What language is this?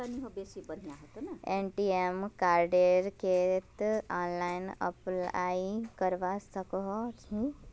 Magahi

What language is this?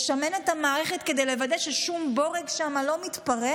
Hebrew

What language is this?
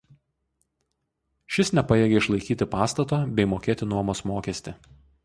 Lithuanian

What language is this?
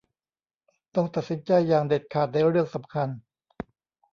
Thai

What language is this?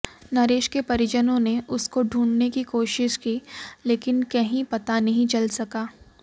Hindi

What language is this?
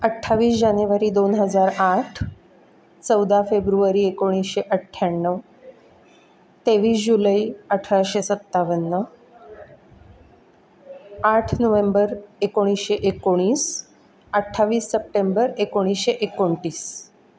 Marathi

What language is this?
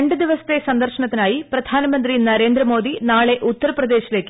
Malayalam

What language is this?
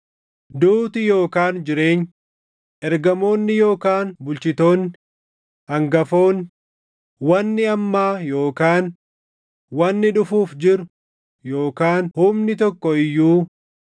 Oromo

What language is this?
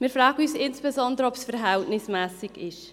Swiss German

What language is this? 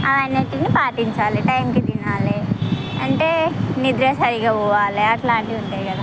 Telugu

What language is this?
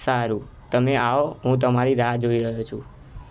Gujarati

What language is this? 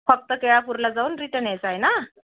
Marathi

